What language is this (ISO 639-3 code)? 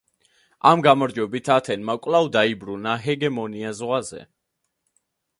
kat